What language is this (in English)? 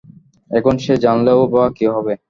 Bangla